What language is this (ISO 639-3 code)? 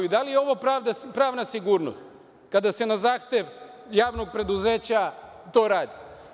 srp